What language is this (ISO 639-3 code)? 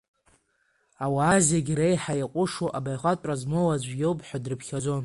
abk